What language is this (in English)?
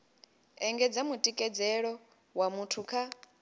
Venda